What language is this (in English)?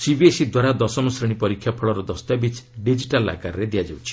Odia